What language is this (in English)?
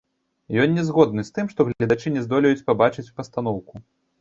Belarusian